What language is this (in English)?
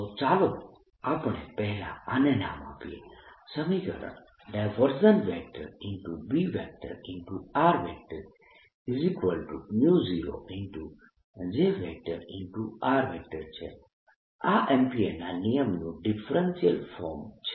Gujarati